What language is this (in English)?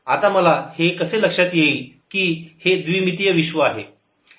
Marathi